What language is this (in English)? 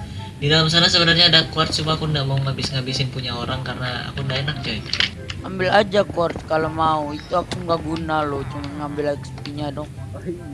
Indonesian